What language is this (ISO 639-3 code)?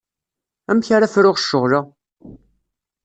kab